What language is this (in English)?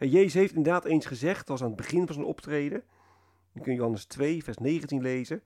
Dutch